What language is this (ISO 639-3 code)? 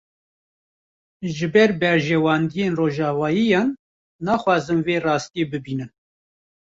kur